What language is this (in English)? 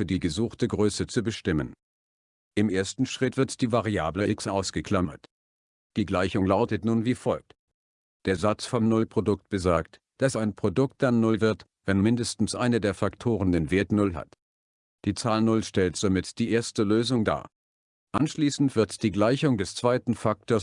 German